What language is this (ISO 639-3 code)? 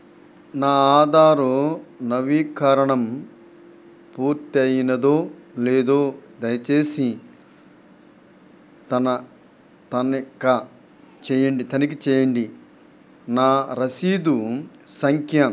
tel